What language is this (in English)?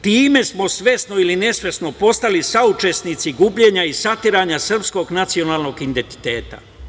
Serbian